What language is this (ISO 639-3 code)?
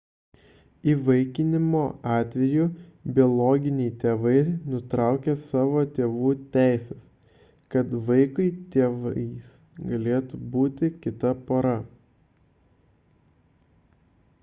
lit